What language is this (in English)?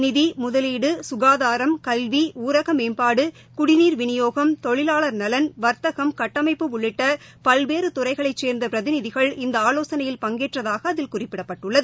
Tamil